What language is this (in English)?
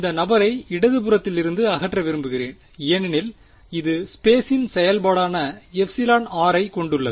Tamil